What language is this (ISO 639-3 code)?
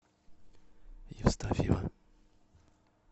rus